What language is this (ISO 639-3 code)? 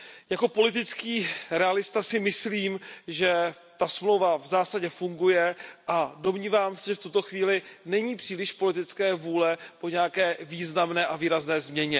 ces